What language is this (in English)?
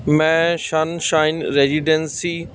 Punjabi